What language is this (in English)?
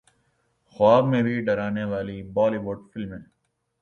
Urdu